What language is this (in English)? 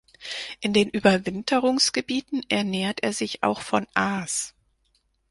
German